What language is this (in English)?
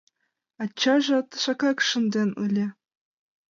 Mari